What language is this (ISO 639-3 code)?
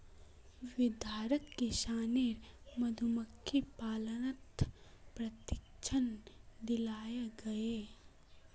mag